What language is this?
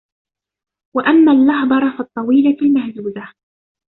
Arabic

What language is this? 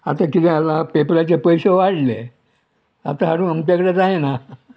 Konkani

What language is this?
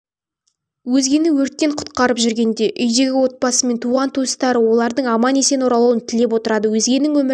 Kazakh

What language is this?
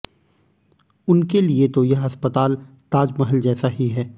Hindi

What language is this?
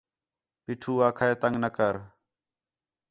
Khetrani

